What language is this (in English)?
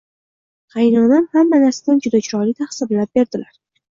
Uzbek